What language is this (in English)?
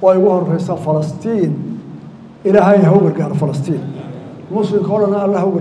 Arabic